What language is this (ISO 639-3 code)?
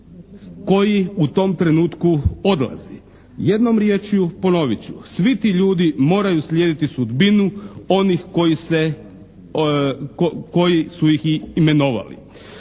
hrv